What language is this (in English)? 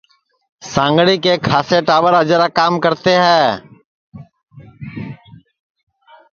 Sansi